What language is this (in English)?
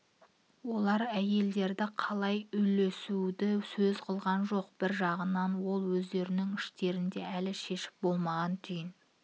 Kazakh